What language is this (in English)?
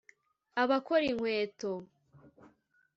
Kinyarwanda